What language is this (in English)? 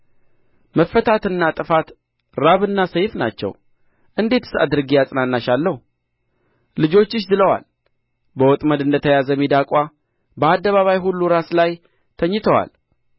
Amharic